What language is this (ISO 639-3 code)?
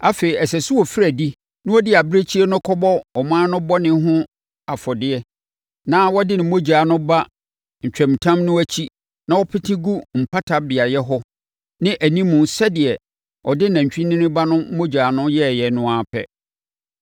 aka